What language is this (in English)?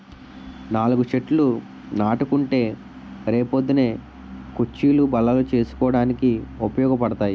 Telugu